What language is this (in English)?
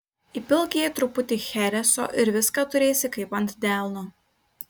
Lithuanian